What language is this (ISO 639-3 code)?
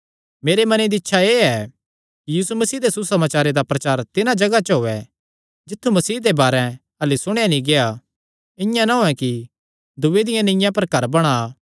xnr